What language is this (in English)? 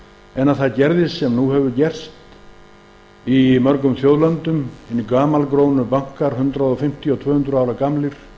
Icelandic